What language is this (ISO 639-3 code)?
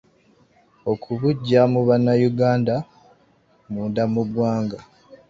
lug